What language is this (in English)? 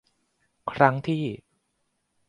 Thai